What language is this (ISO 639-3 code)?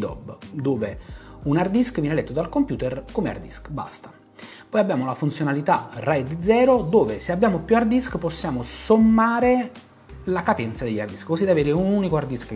ita